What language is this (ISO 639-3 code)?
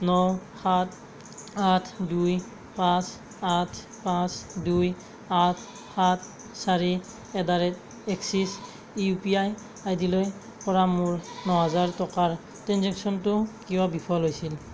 asm